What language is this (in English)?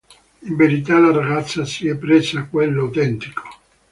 Italian